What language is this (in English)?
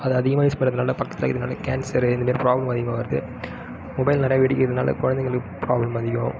Tamil